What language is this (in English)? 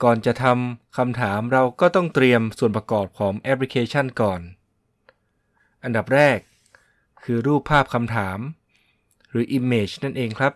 Thai